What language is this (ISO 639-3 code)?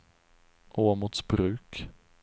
swe